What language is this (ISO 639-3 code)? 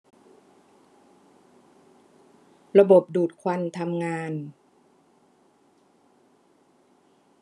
tha